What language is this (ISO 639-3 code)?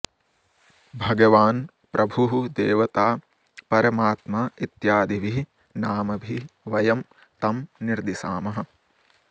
san